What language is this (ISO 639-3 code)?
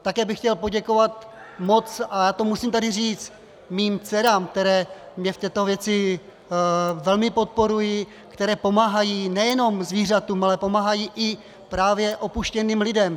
ces